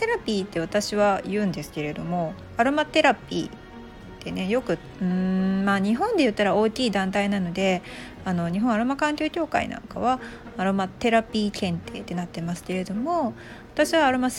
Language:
Japanese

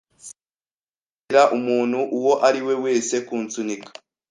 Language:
Kinyarwanda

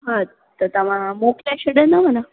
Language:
Sindhi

